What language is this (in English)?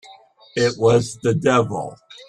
English